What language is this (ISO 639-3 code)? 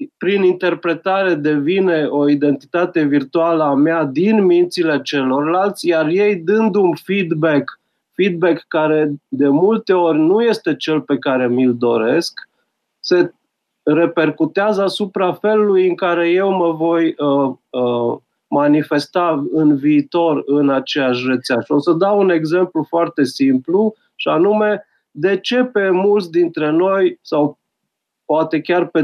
ron